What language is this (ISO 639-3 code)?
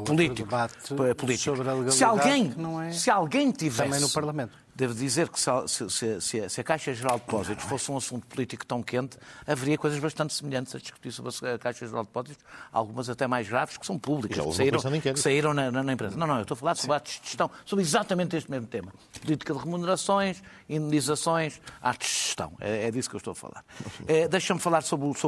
por